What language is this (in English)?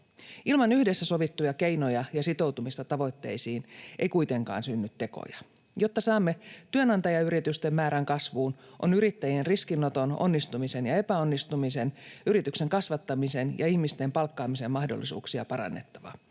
Finnish